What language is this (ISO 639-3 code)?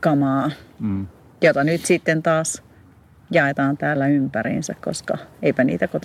fin